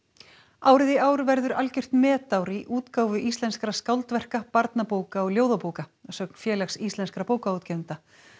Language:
Icelandic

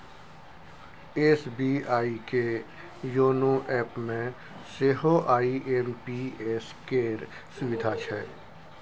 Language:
Maithili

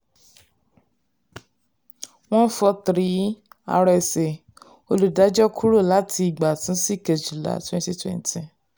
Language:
Yoruba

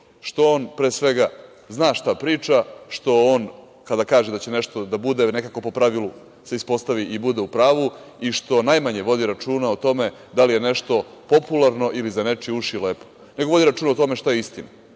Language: Serbian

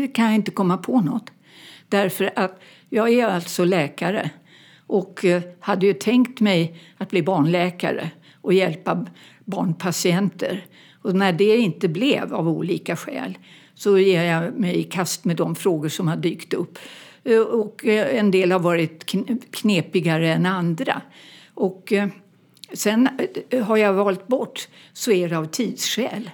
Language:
Swedish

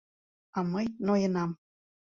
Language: Mari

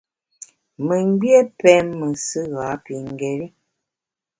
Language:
Bamun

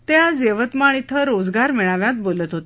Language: Marathi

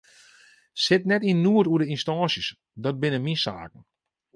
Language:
Western Frisian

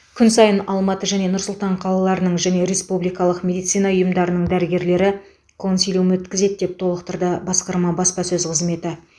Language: Kazakh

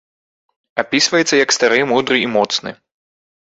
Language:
Belarusian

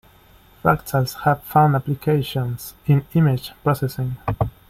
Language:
English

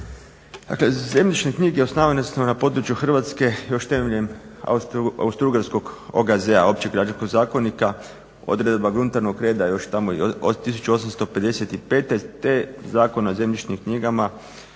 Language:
Croatian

